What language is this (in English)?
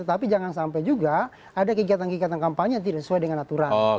Indonesian